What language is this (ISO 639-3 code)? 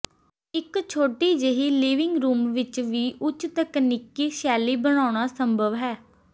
pan